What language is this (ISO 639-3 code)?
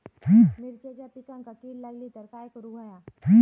mar